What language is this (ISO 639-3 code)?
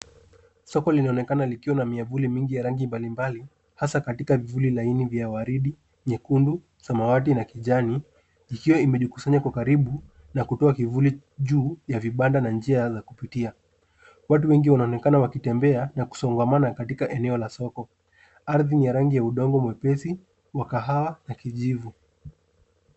swa